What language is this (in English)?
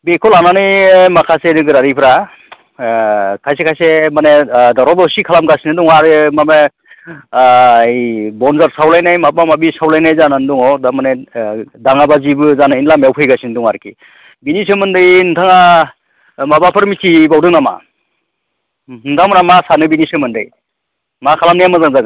Bodo